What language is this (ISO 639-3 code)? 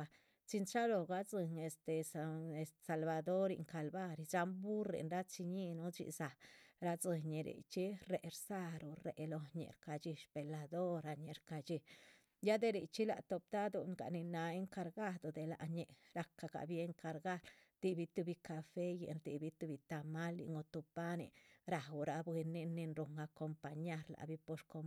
zpv